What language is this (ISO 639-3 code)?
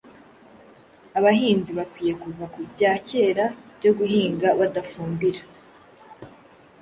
kin